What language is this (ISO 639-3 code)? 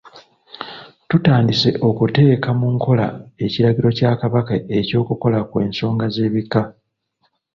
lug